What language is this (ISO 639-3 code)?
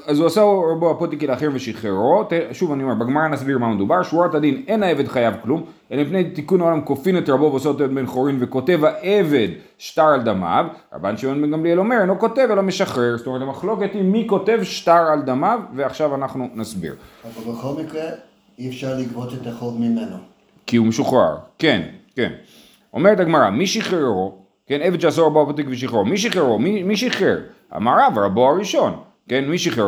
heb